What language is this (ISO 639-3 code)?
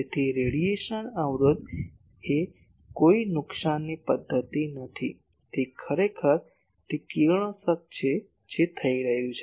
guj